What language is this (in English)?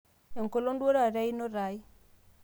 Masai